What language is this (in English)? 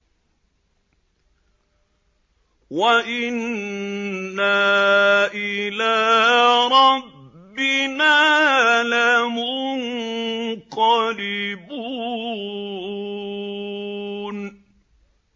Arabic